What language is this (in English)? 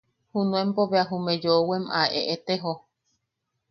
Yaqui